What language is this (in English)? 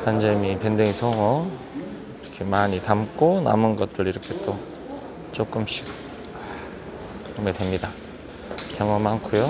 Korean